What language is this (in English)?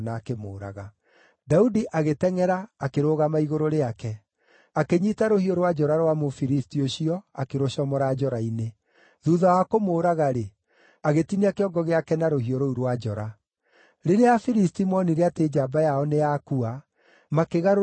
Kikuyu